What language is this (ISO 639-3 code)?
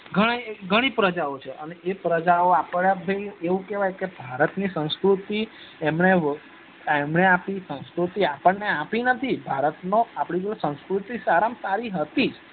guj